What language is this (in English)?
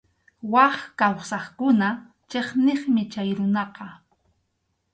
Arequipa-La Unión Quechua